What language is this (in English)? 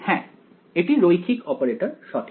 Bangla